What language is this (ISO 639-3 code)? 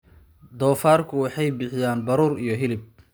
som